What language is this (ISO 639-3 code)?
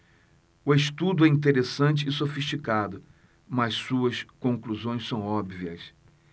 por